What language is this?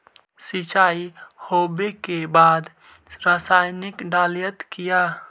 Magahi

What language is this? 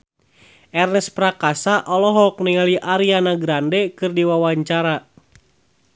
Sundanese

